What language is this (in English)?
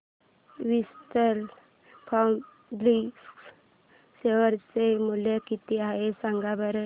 Marathi